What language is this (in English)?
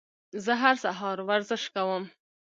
Pashto